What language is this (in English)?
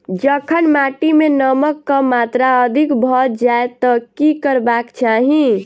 Maithili